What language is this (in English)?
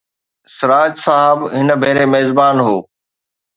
Sindhi